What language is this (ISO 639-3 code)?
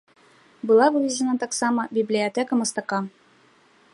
bel